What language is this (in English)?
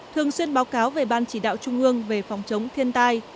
Vietnamese